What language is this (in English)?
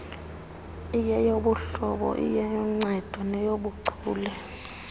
Xhosa